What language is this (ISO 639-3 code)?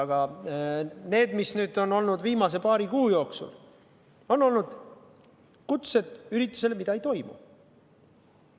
est